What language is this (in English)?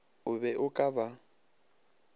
Northern Sotho